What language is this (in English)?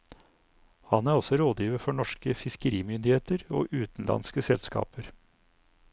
Norwegian